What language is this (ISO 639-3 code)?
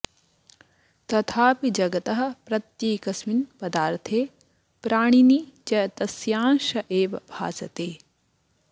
san